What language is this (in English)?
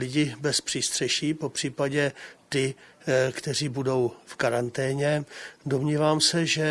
Czech